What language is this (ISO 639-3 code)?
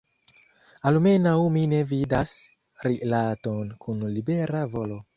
epo